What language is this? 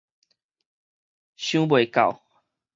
Min Nan Chinese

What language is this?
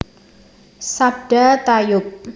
Javanese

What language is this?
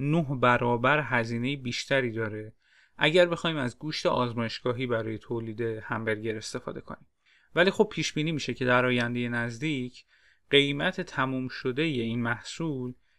Persian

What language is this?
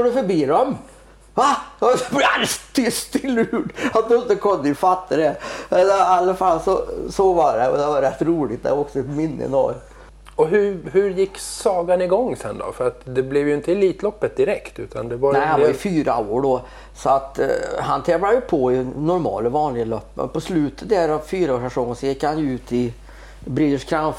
Swedish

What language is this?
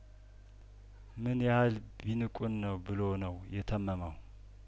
Amharic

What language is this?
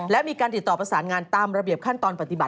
Thai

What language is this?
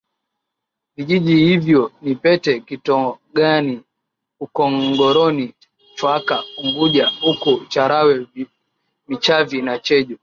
Swahili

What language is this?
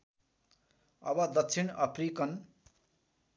Nepali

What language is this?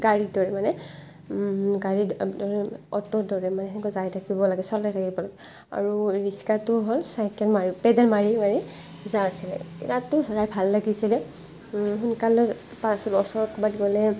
Assamese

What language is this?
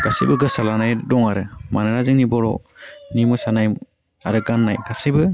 Bodo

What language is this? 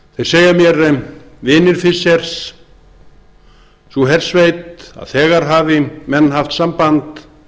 Icelandic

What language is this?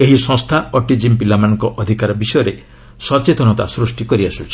Odia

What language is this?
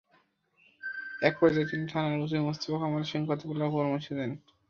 Bangla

